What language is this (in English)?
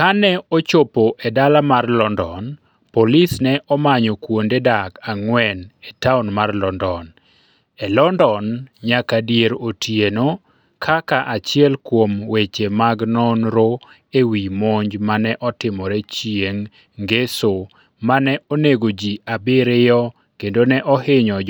Luo (Kenya and Tanzania)